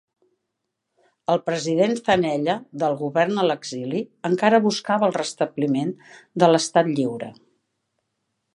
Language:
Catalan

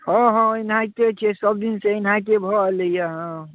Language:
Maithili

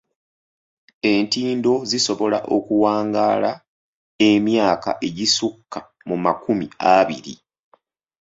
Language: Ganda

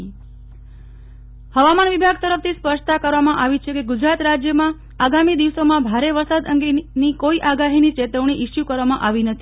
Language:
Gujarati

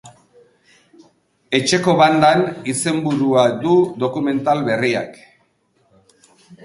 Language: Basque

